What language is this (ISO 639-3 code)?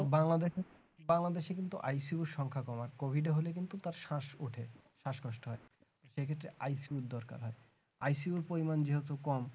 ben